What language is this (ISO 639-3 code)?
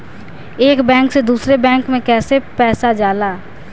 bho